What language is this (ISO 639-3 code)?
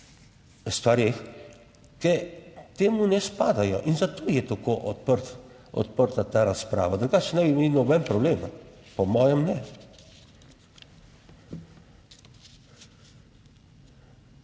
slv